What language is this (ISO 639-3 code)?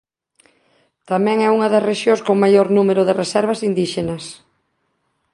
glg